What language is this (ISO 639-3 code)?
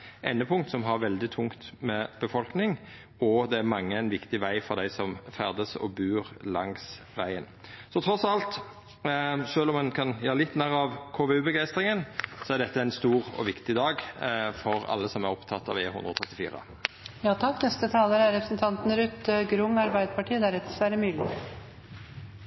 nor